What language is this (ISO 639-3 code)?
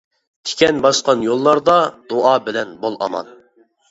uig